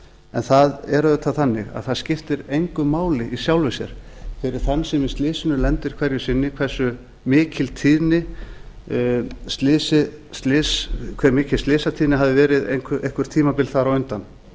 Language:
Icelandic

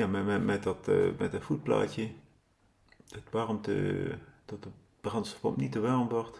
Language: Dutch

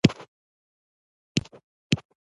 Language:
Pashto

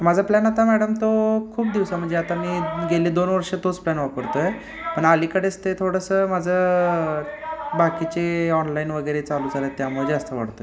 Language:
Marathi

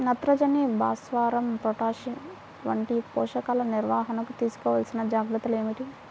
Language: Telugu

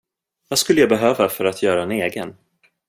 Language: Swedish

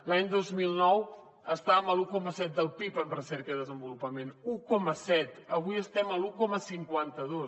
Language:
Catalan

